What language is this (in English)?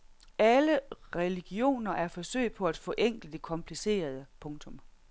Danish